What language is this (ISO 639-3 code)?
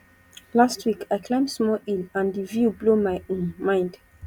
pcm